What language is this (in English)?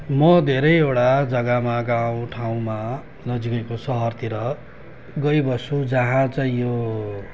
Nepali